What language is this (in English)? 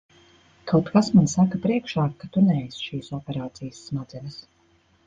Latvian